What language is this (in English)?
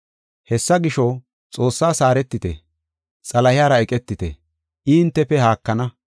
Gofa